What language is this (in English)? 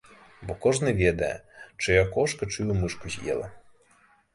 Belarusian